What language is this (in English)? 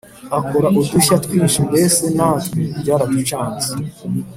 Kinyarwanda